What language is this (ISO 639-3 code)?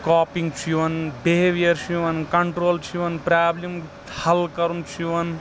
kas